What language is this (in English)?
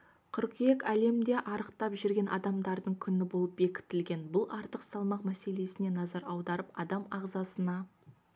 Kazakh